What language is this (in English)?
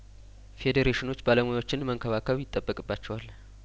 Amharic